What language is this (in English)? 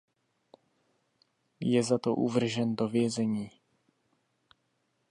Czech